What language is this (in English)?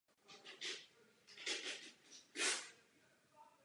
Czech